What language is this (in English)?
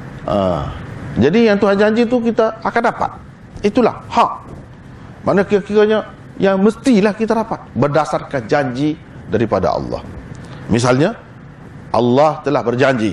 Malay